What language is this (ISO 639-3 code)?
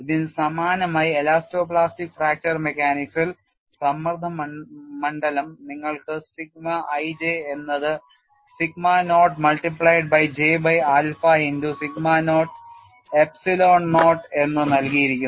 mal